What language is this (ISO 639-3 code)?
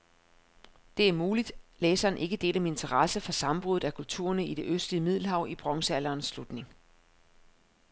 dan